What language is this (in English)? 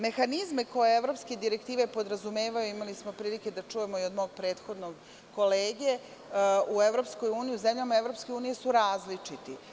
Serbian